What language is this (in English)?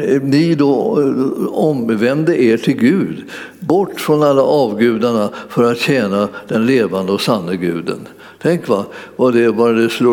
Swedish